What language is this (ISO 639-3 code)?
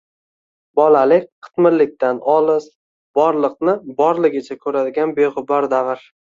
uzb